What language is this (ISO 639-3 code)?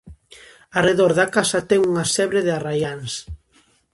glg